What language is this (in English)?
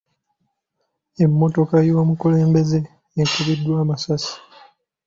Ganda